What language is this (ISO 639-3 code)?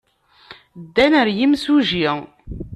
kab